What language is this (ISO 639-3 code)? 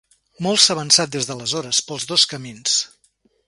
cat